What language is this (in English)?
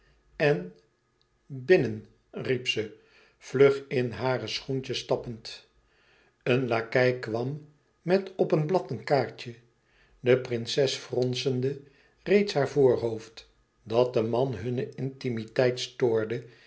Dutch